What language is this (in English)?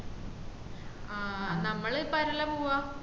Malayalam